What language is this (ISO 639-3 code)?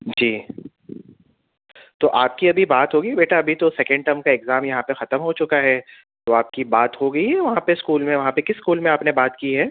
urd